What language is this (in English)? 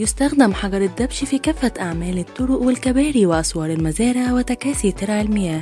Arabic